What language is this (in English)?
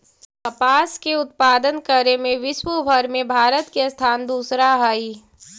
Magahi